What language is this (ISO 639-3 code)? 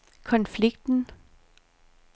dan